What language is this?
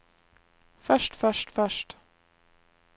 Norwegian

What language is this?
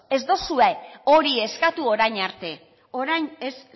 Basque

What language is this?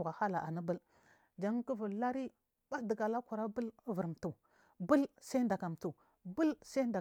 Marghi South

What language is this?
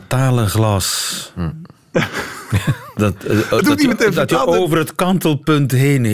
Dutch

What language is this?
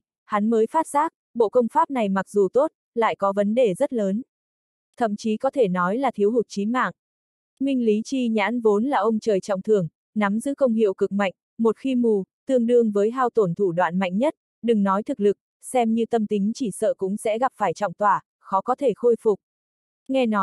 Vietnamese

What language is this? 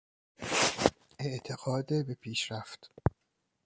Persian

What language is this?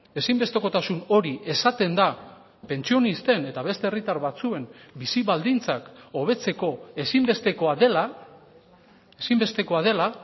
Basque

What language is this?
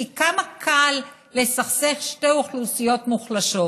Hebrew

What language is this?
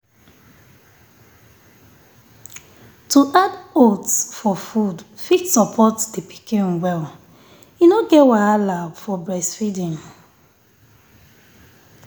Nigerian Pidgin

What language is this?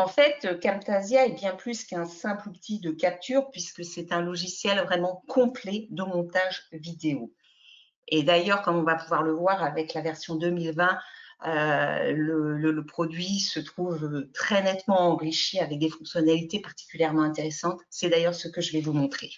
French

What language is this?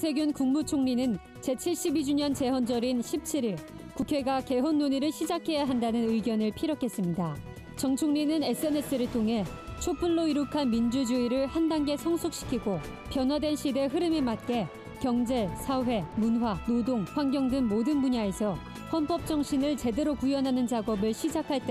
Korean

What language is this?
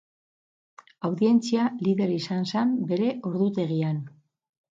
Basque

